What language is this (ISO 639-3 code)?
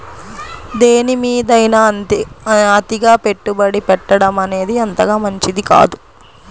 tel